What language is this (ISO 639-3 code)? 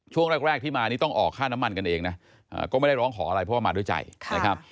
tha